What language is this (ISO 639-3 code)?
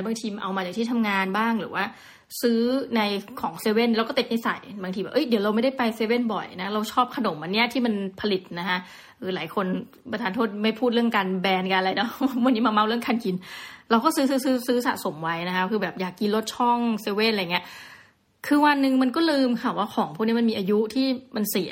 tha